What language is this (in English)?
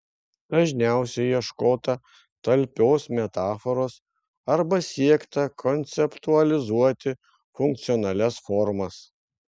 Lithuanian